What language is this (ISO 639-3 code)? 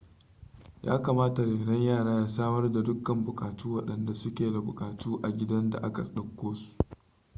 hau